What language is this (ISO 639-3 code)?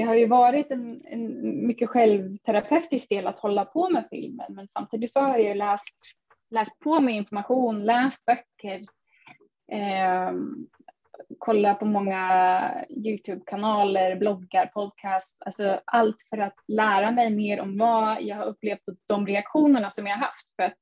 swe